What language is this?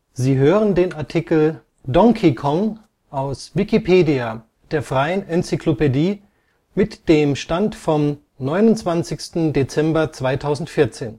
German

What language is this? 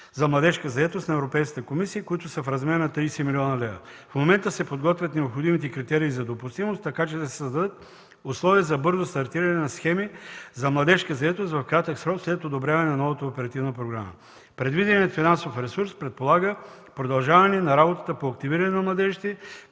Bulgarian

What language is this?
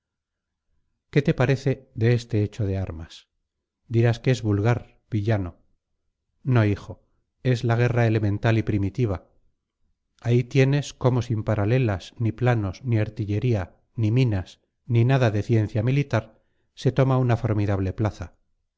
Spanish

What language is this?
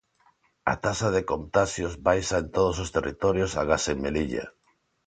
Galician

